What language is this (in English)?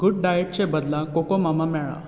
Konkani